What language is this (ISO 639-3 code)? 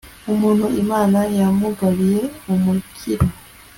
kin